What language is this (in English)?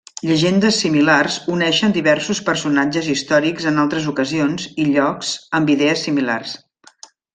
Catalan